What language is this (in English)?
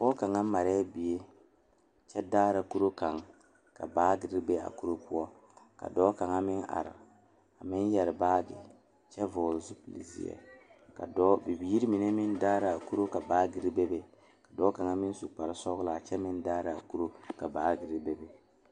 Southern Dagaare